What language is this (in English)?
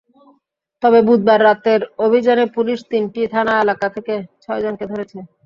Bangla